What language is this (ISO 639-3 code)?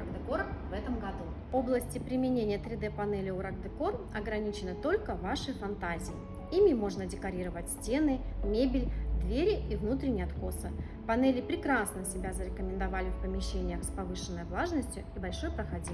rus